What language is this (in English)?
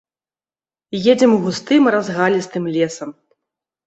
Belarusian